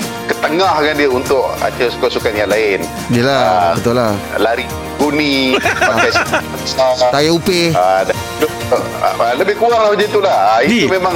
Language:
Malay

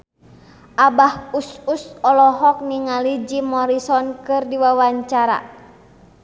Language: Sundanese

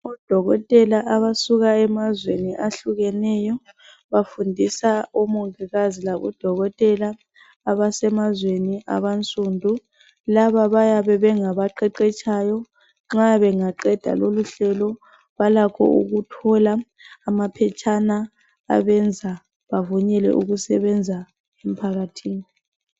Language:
North Ndebele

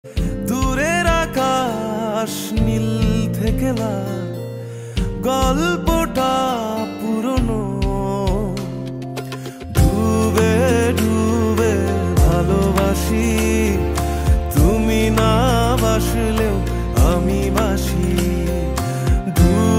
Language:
Romanian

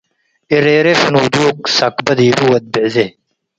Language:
Tigre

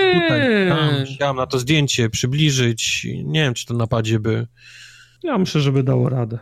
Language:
Polish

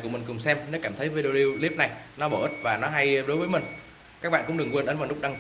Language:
Vietnamese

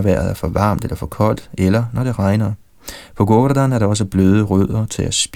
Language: Danish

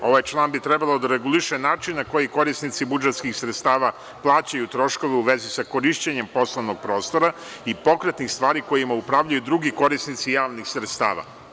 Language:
Serbian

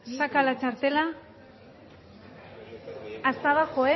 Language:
Spanish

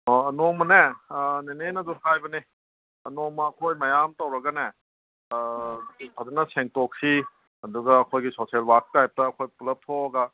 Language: Manipuri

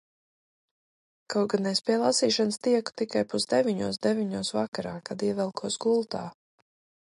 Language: Latvian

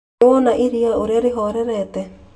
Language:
Kikuyu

